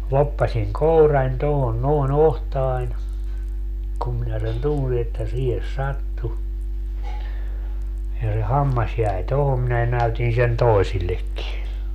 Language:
Finnish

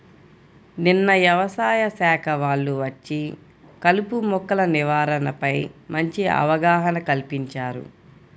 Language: Telugu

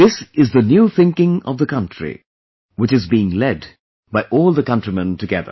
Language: English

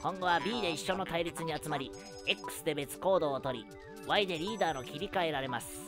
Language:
Japanese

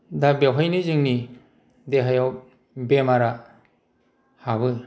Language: Bodo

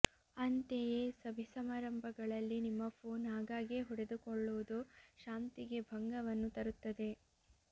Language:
Kannada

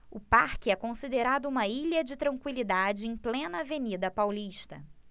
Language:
Portuguese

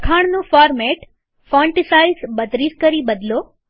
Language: Gujarati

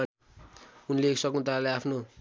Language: Nepali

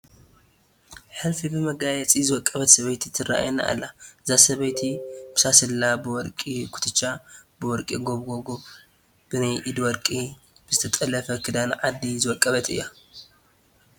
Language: Tigrinya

